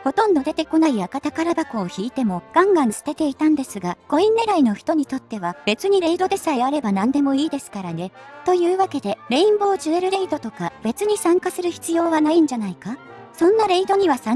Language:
Japanese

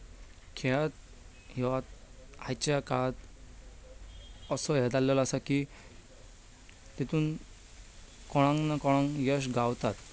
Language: Konkani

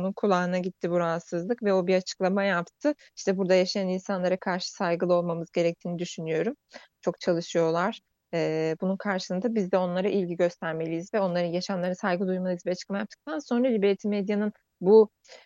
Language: Turkish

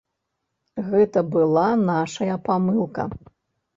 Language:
Belarusian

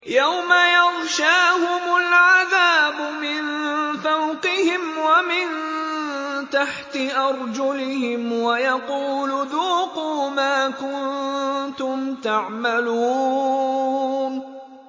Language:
Arabic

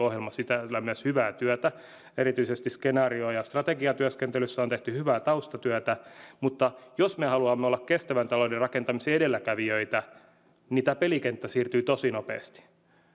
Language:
Finnish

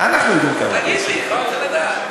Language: Hebrew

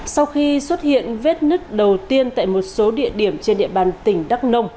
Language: Vietnamese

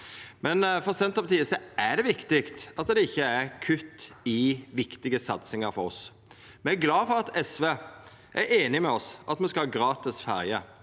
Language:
Norwegian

